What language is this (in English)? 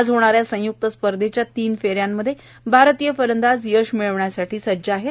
Marathi